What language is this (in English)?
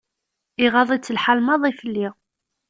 Kabyle